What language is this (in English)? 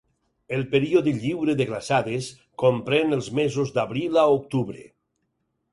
Catalan